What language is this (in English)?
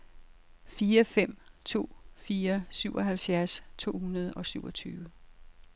Danish